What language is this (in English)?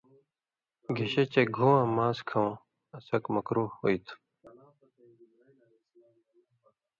Indus Kohistani